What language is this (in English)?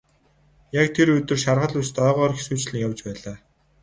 Mongolian